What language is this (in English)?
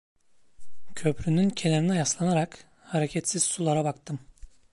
Turkish